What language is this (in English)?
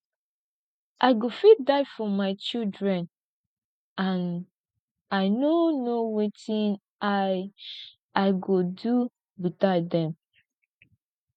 Nigerian Pidgin